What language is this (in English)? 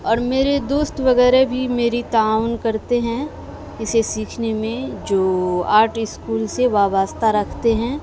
Urdu